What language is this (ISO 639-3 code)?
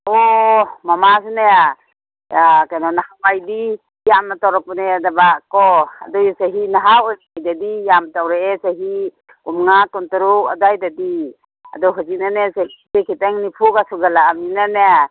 mni